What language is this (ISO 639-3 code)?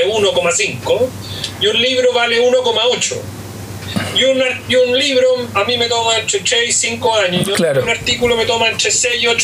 spa